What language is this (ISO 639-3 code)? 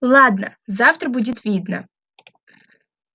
rus